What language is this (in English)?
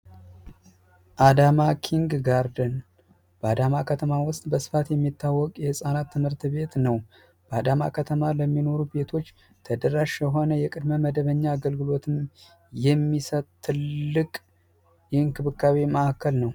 Amharic